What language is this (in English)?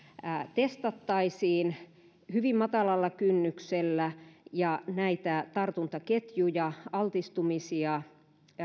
Finnish